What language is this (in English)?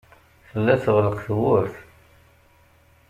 Kabyle